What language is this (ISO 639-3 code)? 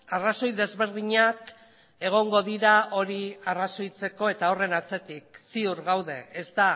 eus